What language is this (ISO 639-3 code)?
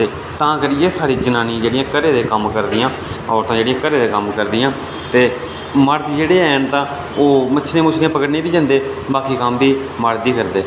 doi